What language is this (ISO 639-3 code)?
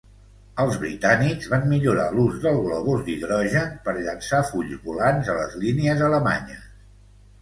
cat